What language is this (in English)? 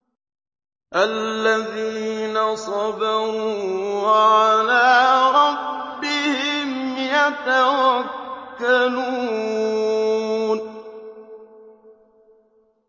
Arabic